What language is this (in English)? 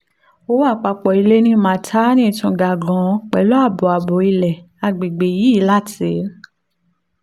Yoruba